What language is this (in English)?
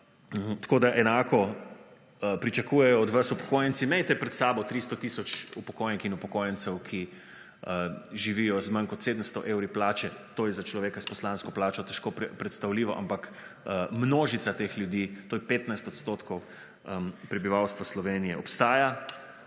Slovenian